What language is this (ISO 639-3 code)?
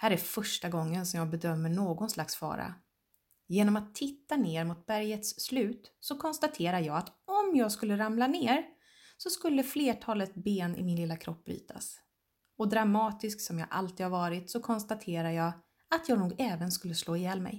swe